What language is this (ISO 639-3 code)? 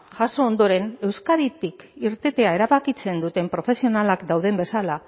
eus